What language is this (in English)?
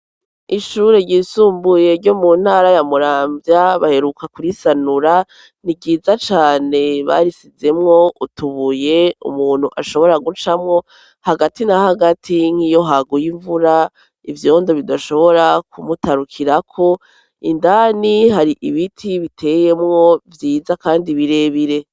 Rundi